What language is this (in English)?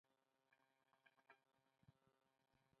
Pashto